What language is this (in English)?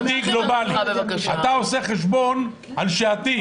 Hebrew